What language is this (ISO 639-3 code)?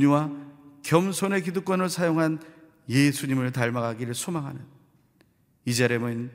kor